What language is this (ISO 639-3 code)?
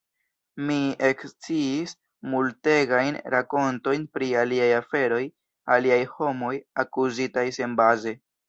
epo